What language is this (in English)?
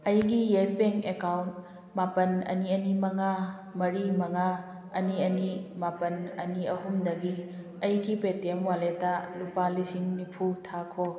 Manipuri